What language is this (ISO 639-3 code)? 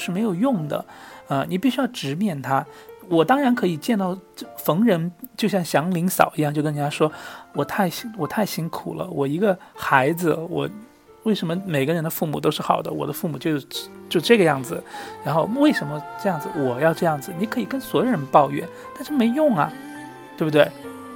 zho